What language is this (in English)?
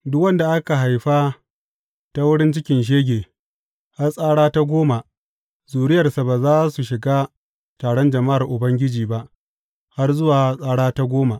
Hausa